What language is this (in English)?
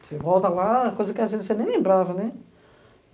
Portuguese